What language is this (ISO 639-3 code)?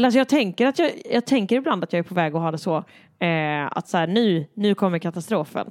swe